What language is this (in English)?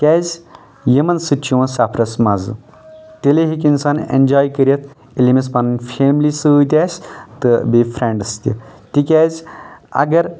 Kashmiri